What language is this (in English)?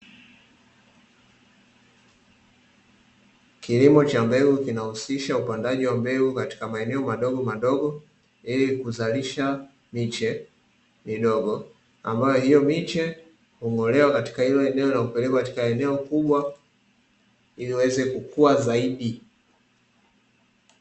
Swahili